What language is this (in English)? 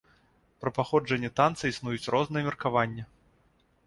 Belarusian